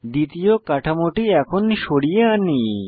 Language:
Bangla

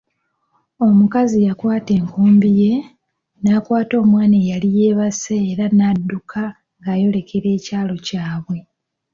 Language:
Ganda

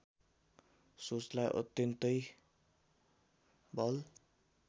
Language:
Nepali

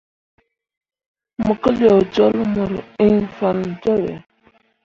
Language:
Mundang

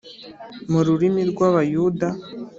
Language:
Kinyarwanda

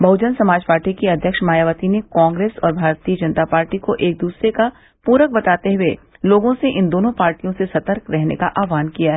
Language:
Hindi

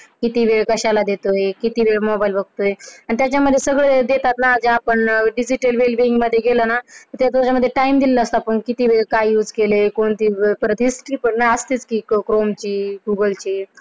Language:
Marathi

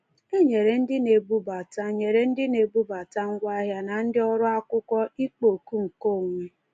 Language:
Igbo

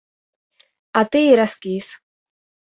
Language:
Belarusian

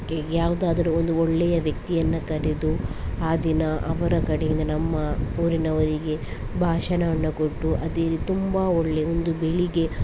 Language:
Kannada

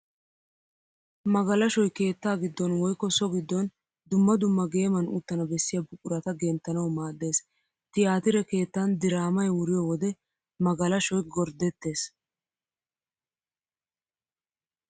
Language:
Wolaytta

